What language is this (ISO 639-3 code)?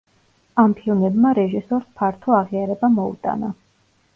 kat